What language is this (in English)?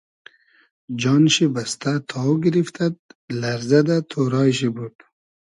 Hazaragi